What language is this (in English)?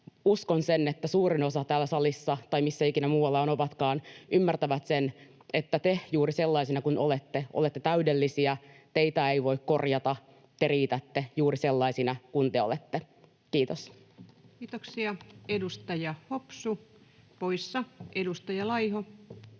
Finnish